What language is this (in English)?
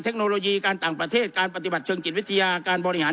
Thai